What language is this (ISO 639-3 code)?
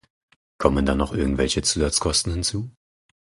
deu